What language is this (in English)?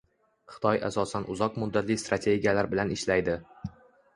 Uzbek